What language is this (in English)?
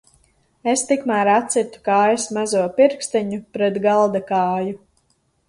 Latvian